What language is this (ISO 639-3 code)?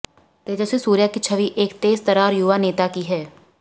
hin